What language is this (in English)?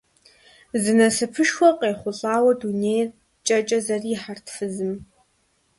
Kabardian